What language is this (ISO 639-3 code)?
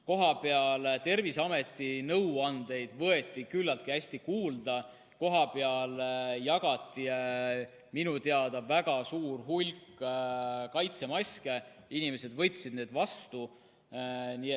est